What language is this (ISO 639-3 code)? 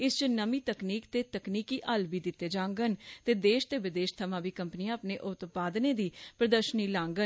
doi